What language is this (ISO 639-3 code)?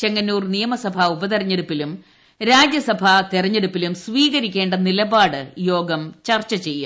mal